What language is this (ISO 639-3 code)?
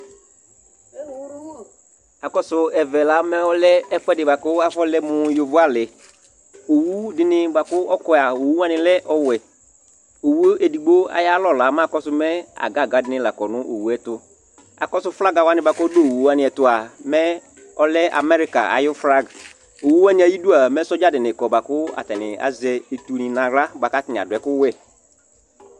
kpo